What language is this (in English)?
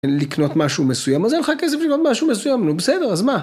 Hebrew